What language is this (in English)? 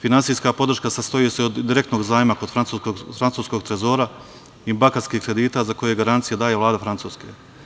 Serbian